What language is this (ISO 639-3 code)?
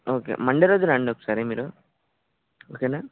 tel